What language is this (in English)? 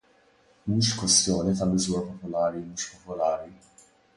Maltese